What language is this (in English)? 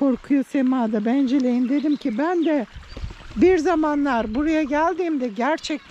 Turkish